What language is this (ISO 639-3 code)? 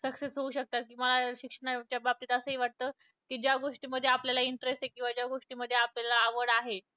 mar